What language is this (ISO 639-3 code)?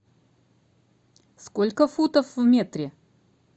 rus